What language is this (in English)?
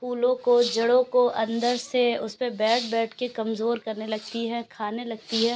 Urdu